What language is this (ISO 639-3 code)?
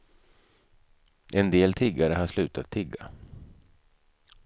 swe